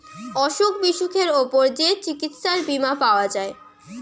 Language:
Bangla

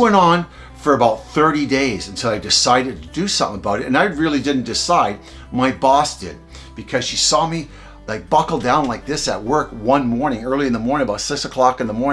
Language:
English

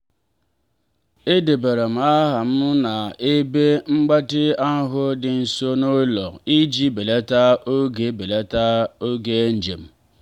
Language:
Igbo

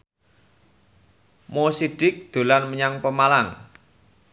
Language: Javanese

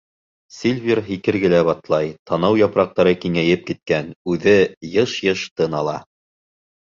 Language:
Bashkir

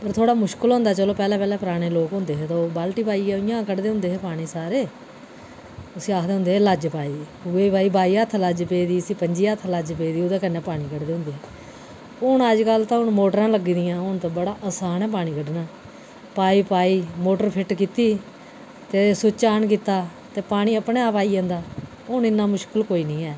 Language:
Dogri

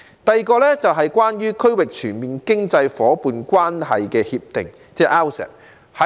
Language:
Cantonese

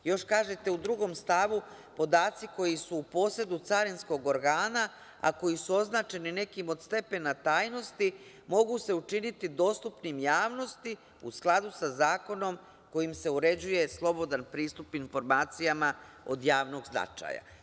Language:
Serbian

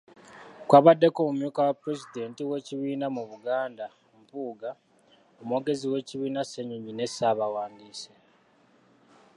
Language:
Ganda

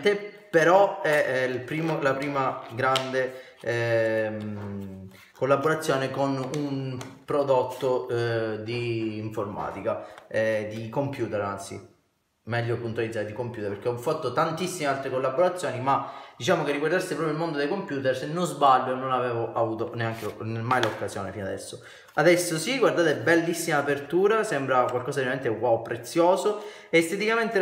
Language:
Italian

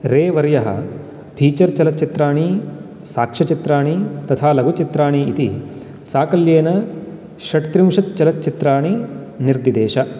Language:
Sanskrit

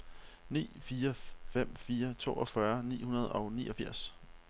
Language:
Danish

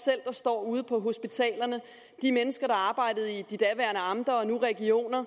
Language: Danish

